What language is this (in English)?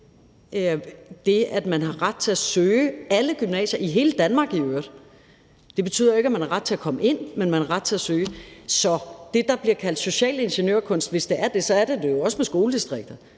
Danish